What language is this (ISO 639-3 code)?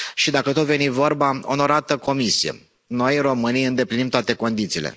ron